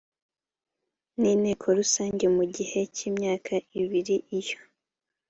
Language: Kinyarwanda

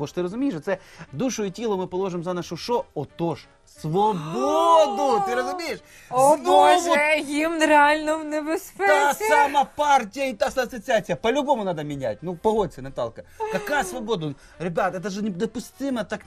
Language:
Ukrainian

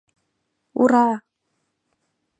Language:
Mari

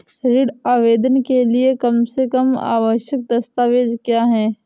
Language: Hindi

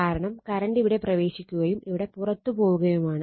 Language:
Malayalam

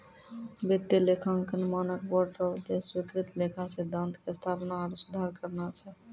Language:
Maithili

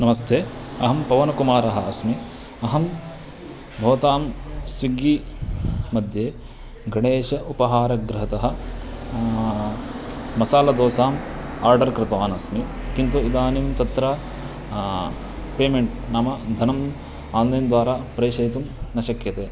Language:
Sanskrit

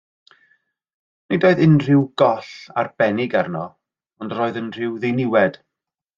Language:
Welsh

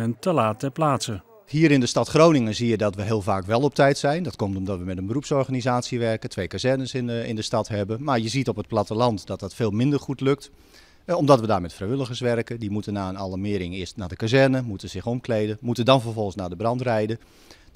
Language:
Dutch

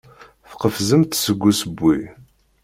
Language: Kabyle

